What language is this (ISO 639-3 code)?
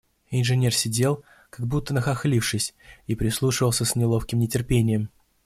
rus